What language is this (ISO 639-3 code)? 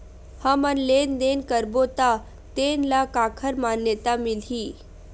hne